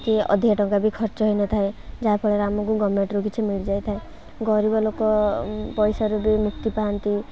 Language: Odia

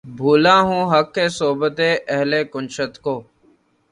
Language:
Urdu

